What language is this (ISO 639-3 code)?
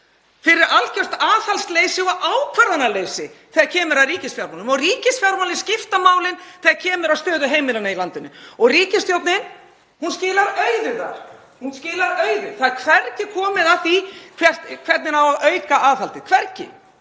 isl